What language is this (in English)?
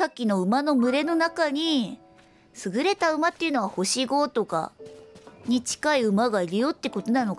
Japanese